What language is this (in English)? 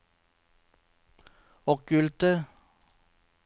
Norwegian